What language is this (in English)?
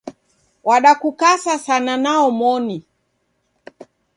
Taita